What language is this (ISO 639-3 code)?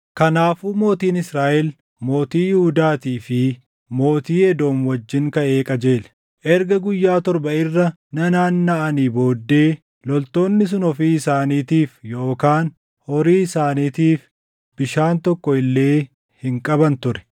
orm